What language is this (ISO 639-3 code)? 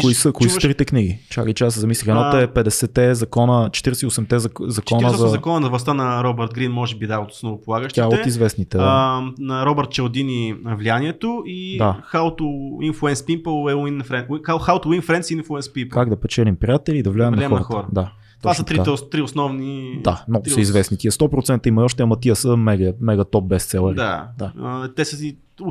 bul